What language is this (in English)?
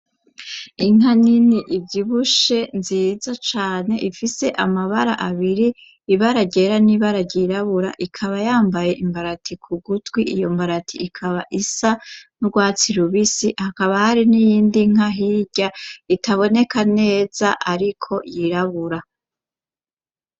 Rundi